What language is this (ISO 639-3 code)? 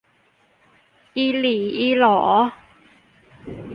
tha